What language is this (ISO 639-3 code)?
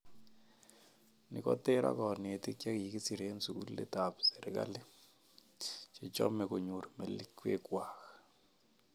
kln